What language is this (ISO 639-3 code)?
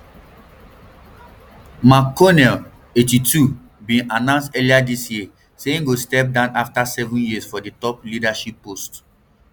pcm